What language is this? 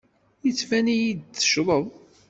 Kabyle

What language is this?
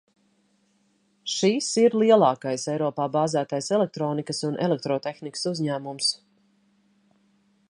Latvian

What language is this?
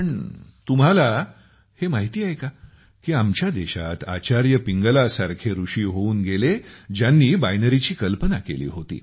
Marathi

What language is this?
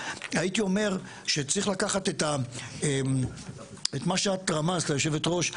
Hebrew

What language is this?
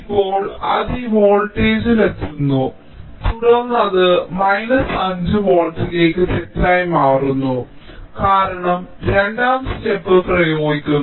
Malayalam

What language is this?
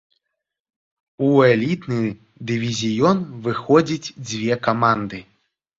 Belarusian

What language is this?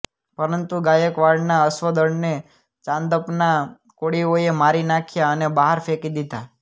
Gujarati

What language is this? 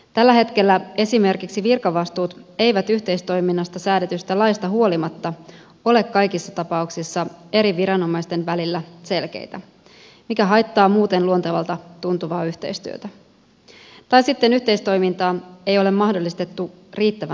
Finnish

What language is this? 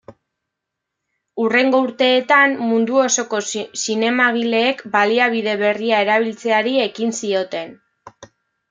Basque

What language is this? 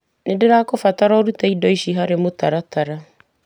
Kikuyu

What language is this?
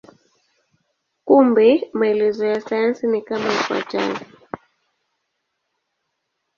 Swahili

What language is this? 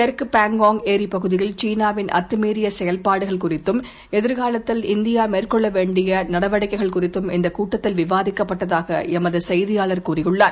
Tamil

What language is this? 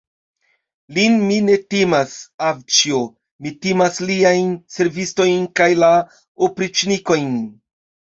Esperanto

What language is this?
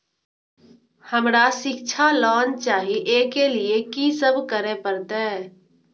Maithili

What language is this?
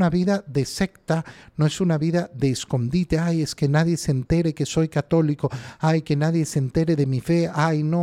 Spanish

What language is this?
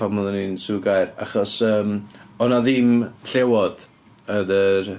Welsh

